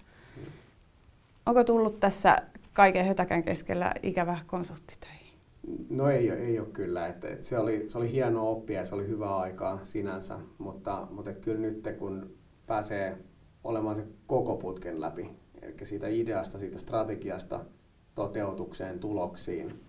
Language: Finnish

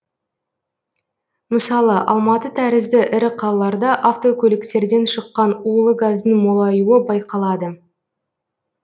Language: Kazakh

